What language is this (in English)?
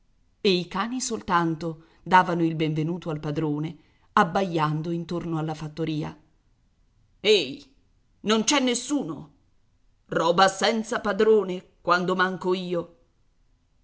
Italian